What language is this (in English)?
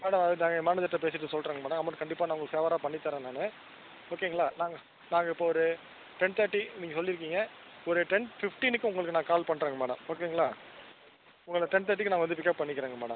Tamil